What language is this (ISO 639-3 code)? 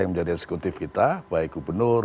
ind